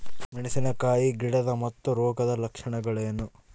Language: Kannada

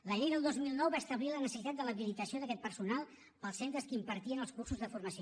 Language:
Catalan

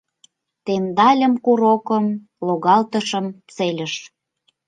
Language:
Mari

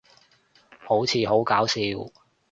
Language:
Cantonese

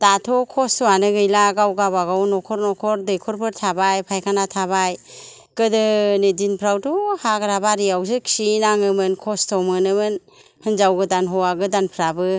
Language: Bodo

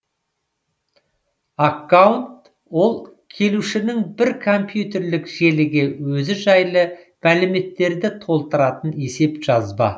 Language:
Kazakh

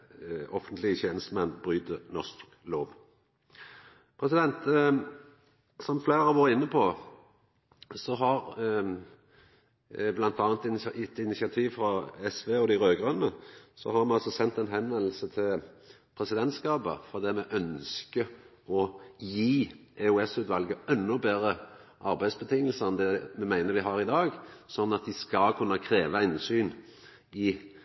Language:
Norwegian Nynorsk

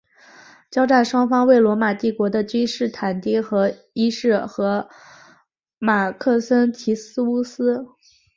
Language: Chinese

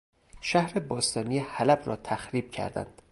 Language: Persian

